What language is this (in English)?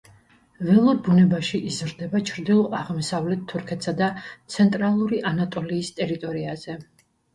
Georgian